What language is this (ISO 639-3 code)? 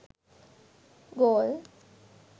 sin